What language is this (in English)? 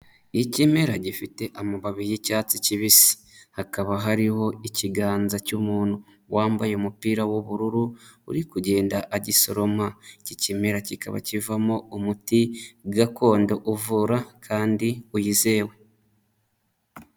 Kinyarwanda